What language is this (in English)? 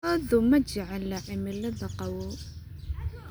Somali